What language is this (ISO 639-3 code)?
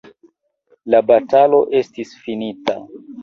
epo